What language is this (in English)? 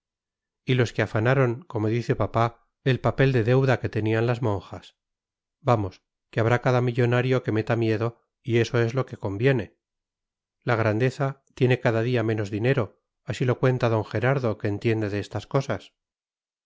Spanish